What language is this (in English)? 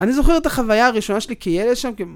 Hebrew